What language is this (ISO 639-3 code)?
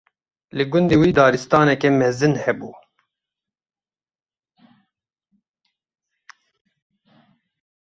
kur